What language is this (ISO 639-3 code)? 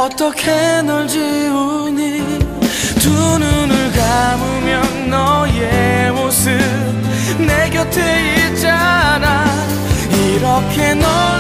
kor